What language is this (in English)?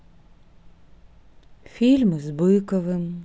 Russian